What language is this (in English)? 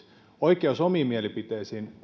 Finnish